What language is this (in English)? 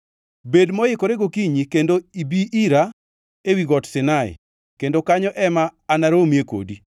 Luo (Kenya and Tanzania)